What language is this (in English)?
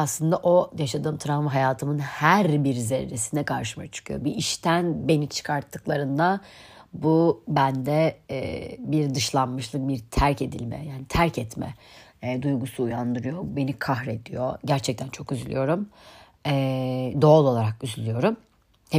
Turkish